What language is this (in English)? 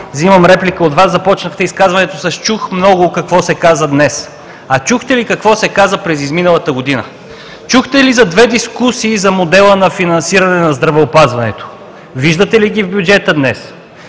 Bulgarian